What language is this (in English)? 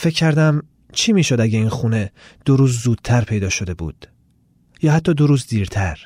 Persian